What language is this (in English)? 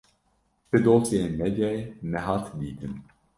Kurdish